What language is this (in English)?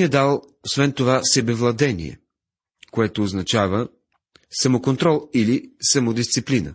Bulgarian